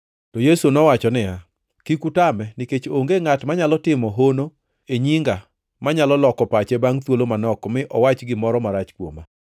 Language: Luo (Kenya and Tanzania)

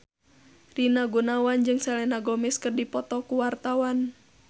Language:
Sundanese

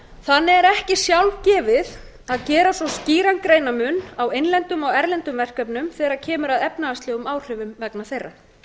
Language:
Icelandic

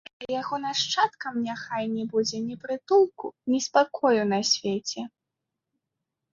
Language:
Belarusian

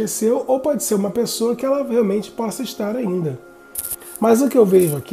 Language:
Portuguese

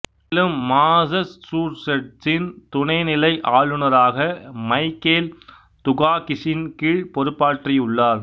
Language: Tamil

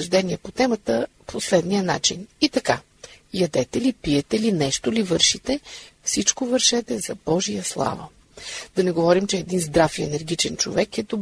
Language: Bulgarian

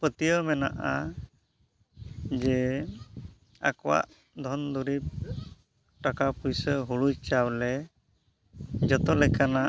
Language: Santali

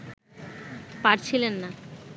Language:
Bangla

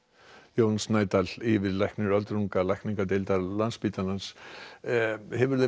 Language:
Icelandic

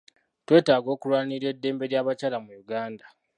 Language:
Ganda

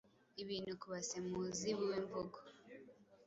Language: Kinyarwanda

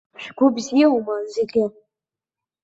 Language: Abkhazian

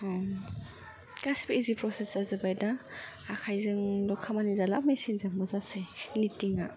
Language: Bodo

